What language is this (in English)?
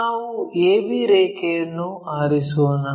Kannada